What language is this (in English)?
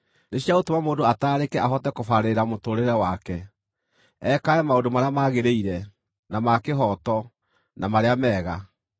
Kikuyu